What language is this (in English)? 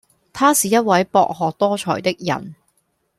Cantonese